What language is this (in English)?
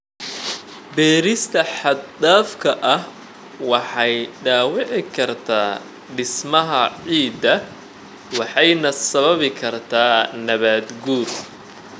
Somali